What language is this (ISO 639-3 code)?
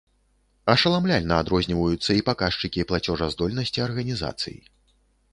bel